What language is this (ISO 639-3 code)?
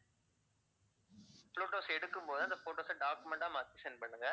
tam